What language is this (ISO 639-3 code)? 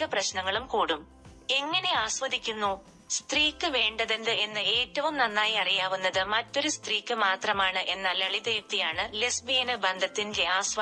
mal